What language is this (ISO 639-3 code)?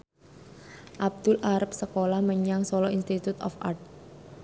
jav